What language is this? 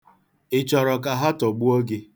Igbo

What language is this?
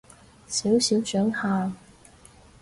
Cantonese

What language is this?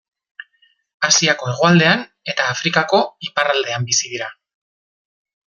Basque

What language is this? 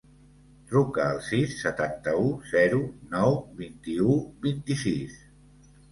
Catalan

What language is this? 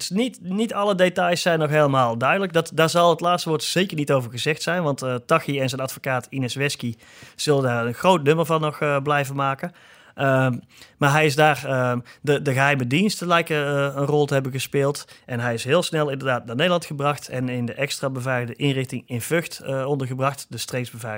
Dutch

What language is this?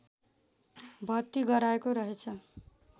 Nepali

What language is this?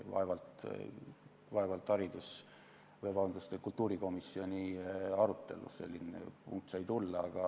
Estonian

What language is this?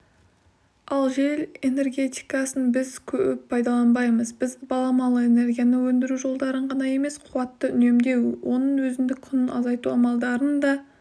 Kazakh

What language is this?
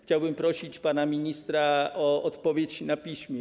Polish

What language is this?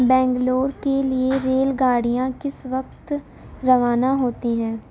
Urdu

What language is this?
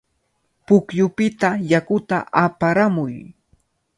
Cajatambo North Lima Quechua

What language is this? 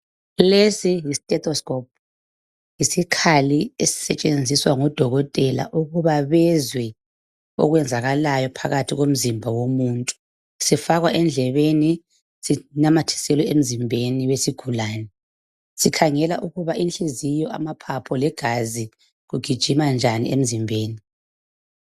North Ndebele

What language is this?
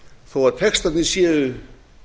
Icelandic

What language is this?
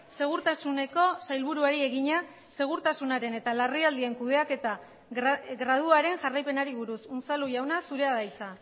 Basque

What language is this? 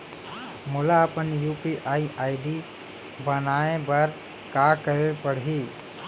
Chhattisgarhi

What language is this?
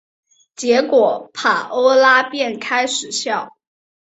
Chinese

